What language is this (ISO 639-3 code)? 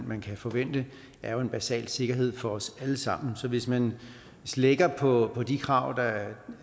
dan